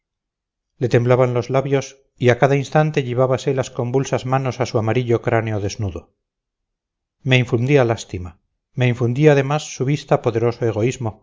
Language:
Spanish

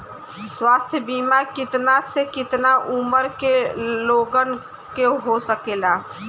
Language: Bhojpuri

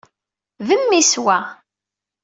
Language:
Kabyle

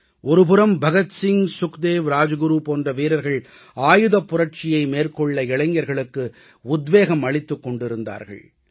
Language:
Tamil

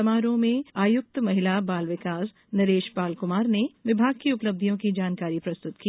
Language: Hindi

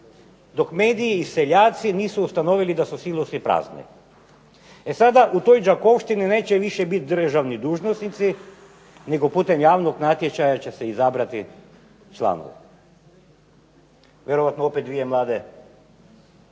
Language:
Croatian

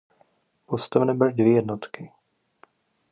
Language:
Czech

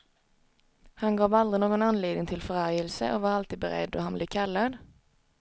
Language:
Swedish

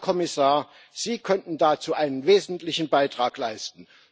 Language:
German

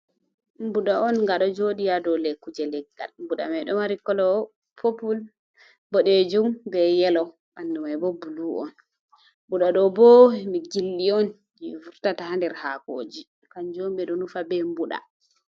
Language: Fula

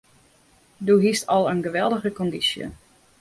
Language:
Western Frisian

